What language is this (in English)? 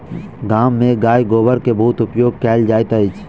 Maithili